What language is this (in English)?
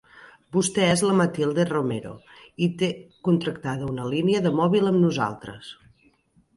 Catalan